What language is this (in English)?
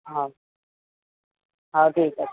Odia